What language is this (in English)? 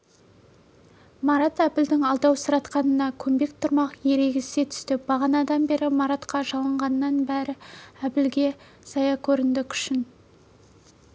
Kazakh